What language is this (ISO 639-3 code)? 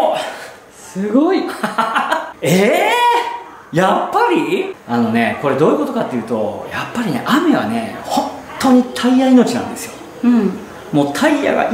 jpn